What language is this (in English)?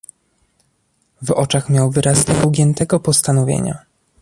Polish